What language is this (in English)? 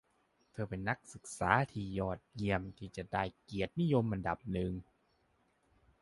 Thai